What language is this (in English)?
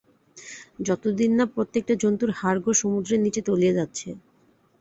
Bangla